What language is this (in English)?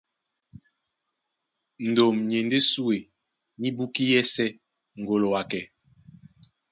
Duala